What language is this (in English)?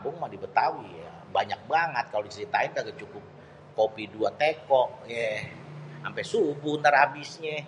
Betawi